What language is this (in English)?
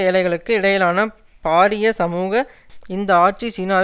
Tamil